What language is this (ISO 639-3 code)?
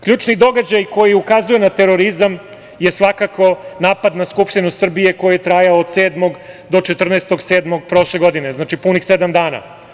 srp